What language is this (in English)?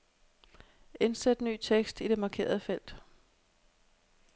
Danish